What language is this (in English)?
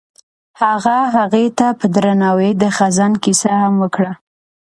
Pashto